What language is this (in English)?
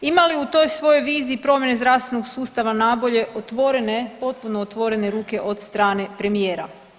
Croatian